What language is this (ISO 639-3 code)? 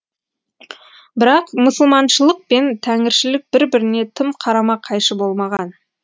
kaz